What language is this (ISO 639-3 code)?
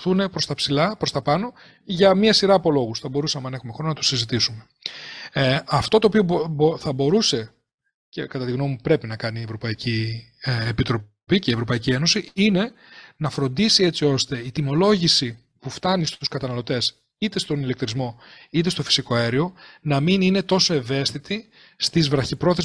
ell